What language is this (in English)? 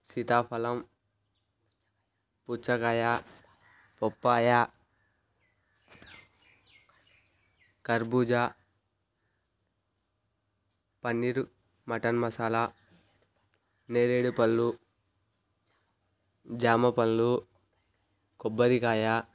Telugu